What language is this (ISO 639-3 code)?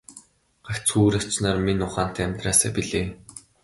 mon